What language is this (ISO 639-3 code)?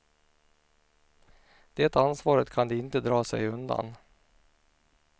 swe